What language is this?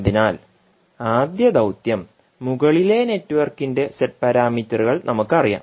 Malayalam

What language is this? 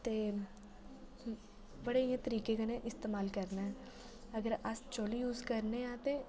Dogri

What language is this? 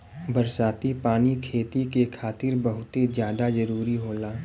Bhojpuri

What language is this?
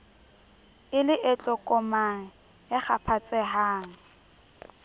Southern Sotho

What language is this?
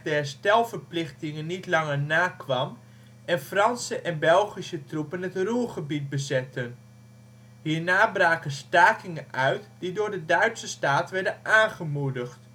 Dutch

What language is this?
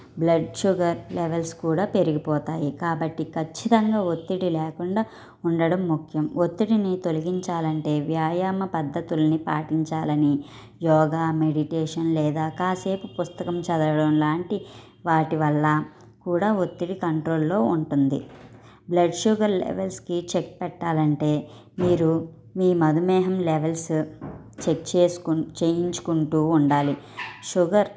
Telugu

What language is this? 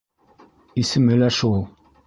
Bashkir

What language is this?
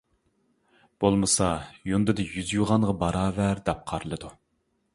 Uyghur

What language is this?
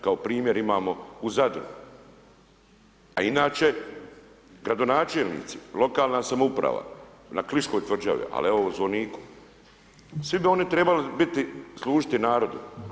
Croatian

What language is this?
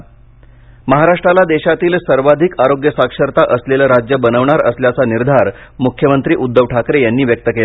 Marathi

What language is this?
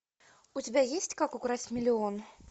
Russian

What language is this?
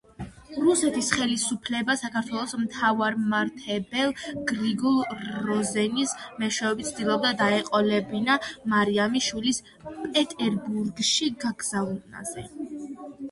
Georgian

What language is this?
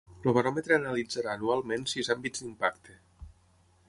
Catalan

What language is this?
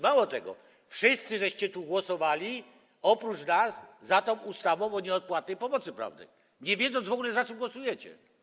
Polish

